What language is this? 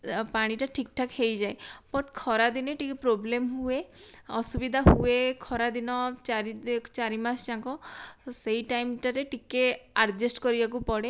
Odia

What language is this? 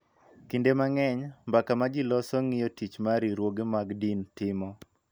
Luo (Kenya and Tanzania)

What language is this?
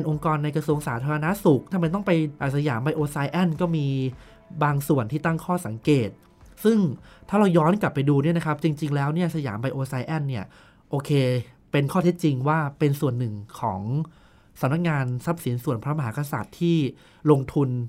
Thai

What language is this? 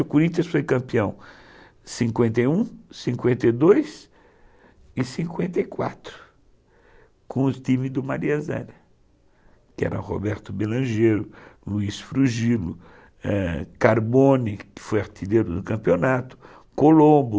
Portuguese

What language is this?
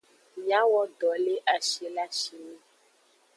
Aja (Benin)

